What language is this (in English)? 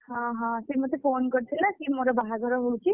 Odia